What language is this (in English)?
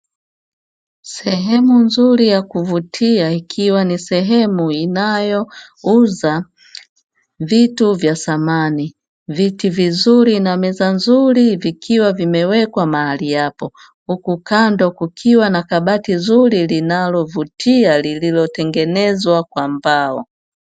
Swahili